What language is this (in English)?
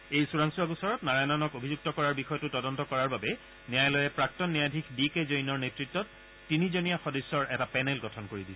Assamese